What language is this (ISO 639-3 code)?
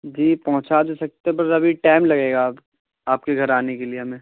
urd